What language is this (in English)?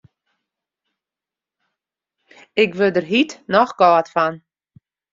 Western Frisian